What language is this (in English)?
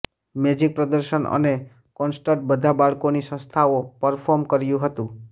Gujarati